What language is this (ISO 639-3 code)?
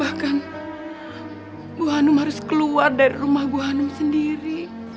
ind